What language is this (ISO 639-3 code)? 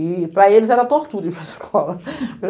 por